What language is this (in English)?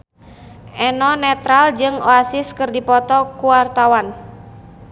Sundanese